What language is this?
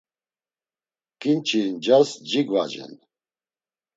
Laz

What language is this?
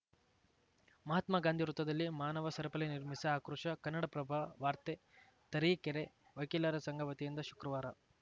Kannada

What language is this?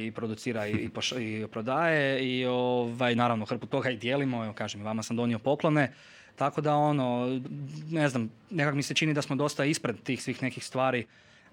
Croatian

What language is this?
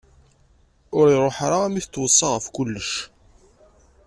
Kabyle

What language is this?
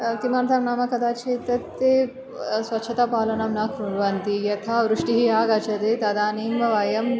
Sanskrit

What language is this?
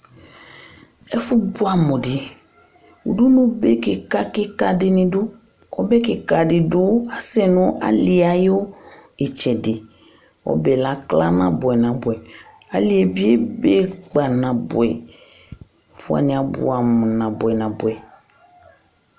Ikposo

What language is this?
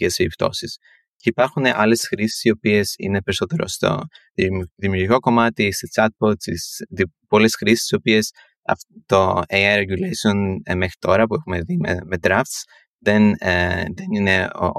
Greek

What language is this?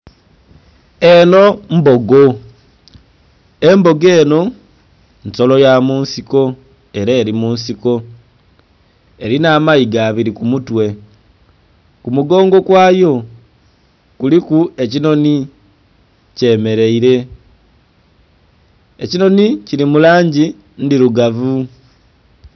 Soga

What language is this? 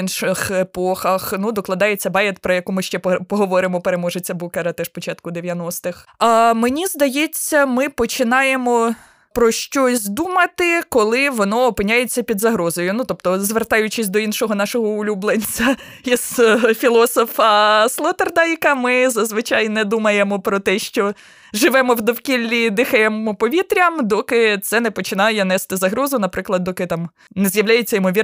Ukrainian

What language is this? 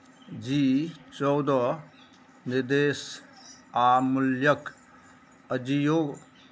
Maithili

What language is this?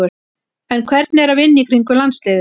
Icelandic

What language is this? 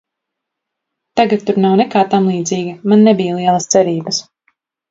Latvian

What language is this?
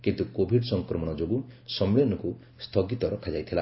Odia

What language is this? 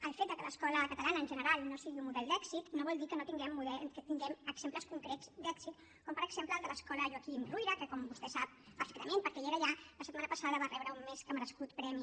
Catalan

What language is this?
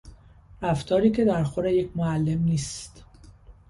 Persian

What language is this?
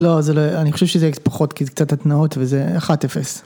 Hebrew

